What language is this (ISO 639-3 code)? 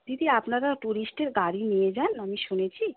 ben